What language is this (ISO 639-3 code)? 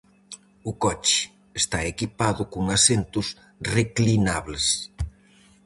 glg